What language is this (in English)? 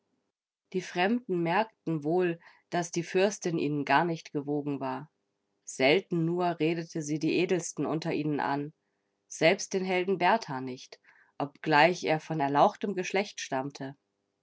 German